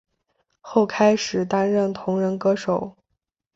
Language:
Chinese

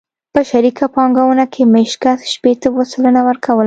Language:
Pashto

